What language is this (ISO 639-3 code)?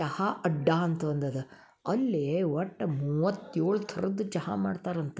kan